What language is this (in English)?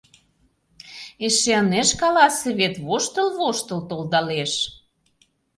Mari